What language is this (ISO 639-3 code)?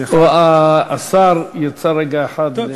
heb